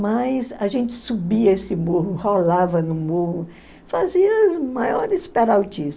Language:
Portuguese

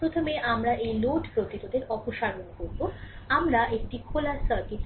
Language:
Bangla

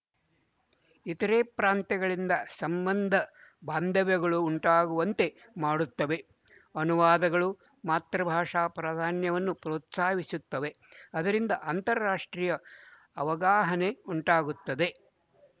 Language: Kannada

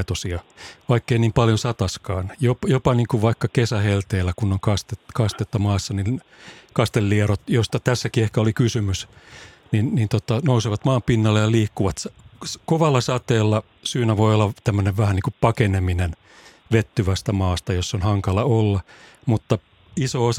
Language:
Finnish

